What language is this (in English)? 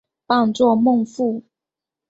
Chinese